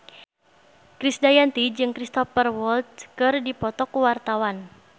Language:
Sundanese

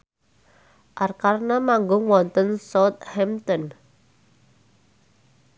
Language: Javanese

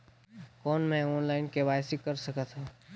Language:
Chhattisgarhi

